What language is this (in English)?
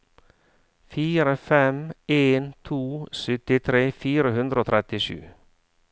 Norwegian